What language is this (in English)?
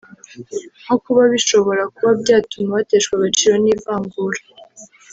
Kinyarwanda